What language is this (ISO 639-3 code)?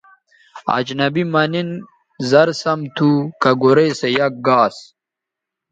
btv